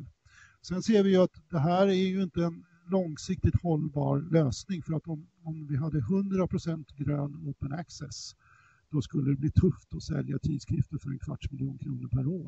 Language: Swedish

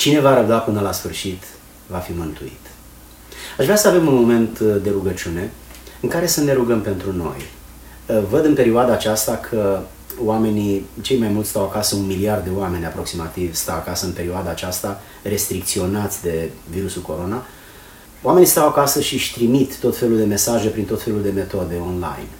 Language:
Romanian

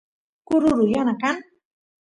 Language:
Santiago del Estero Quichua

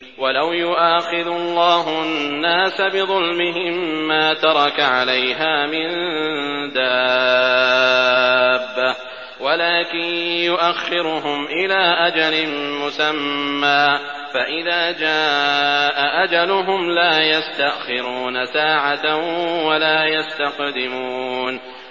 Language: Arabic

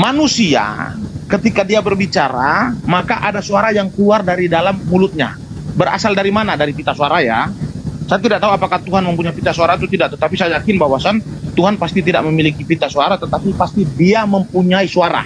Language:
Indonesian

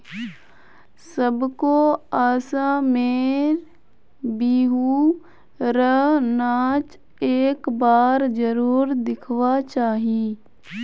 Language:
Magahi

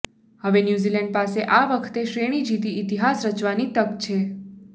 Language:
Gujarati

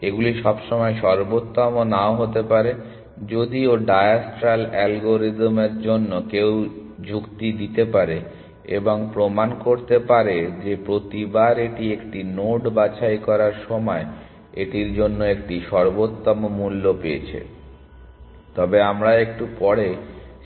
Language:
Bangla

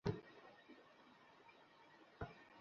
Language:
Bangla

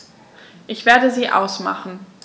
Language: German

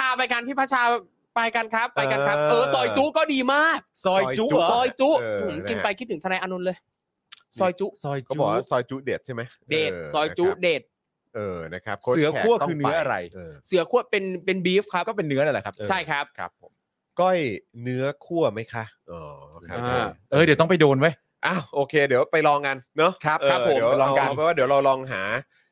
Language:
Thai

